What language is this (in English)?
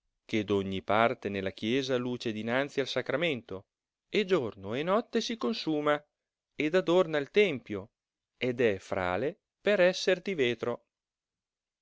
Italian